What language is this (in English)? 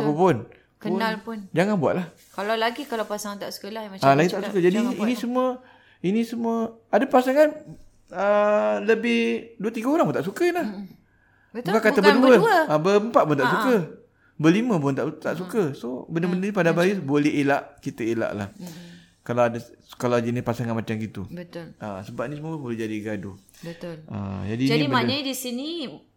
Malay